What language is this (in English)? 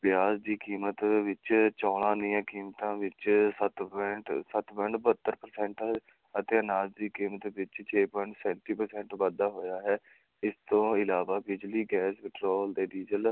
Punjabi